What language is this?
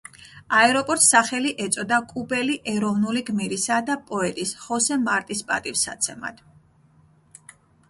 Georgian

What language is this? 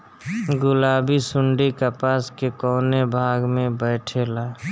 Bhojpuri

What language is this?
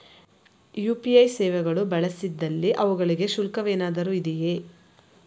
Kannada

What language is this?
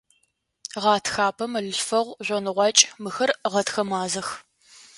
Adyghe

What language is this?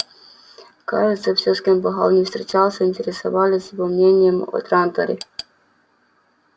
Russian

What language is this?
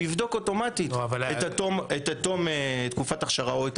Hebrew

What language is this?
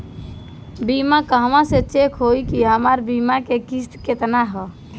Bhojpuri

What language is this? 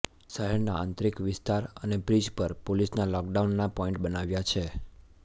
Gujarati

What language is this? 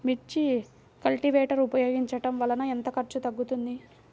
Telugu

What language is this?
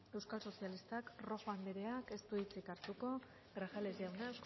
Basque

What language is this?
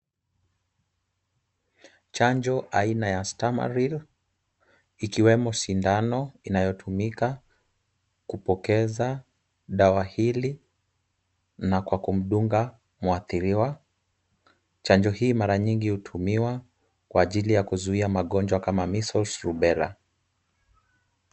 Swahili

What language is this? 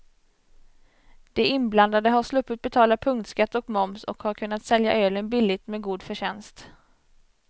Swedish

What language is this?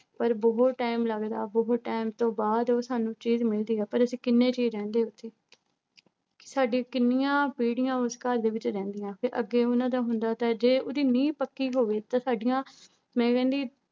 Punjabi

